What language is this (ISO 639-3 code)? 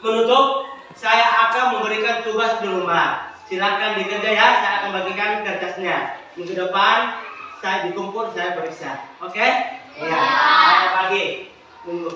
ind